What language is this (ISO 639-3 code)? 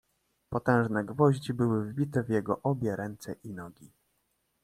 pol